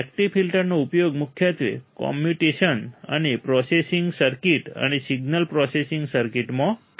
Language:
Gujarati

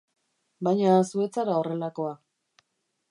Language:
Basque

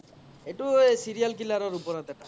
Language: Assamese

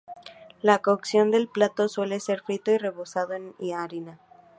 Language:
Spanish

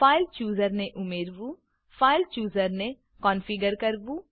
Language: Gujarati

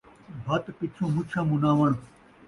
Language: Saraiki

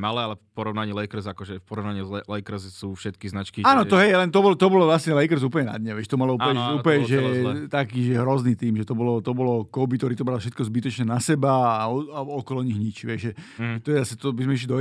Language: Slovak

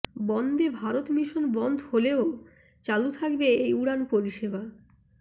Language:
Bangla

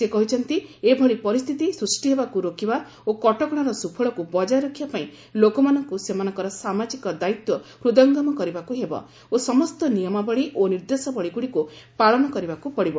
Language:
Odia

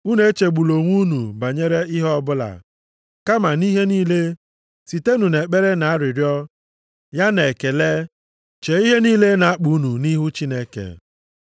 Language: Igbo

